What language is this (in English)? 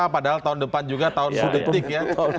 Indonesian